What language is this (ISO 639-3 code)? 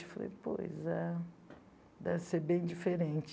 por